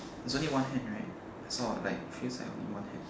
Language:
English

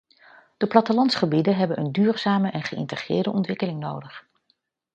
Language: Dutch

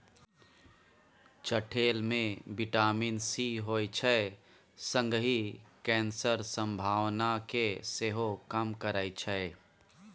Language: Maithili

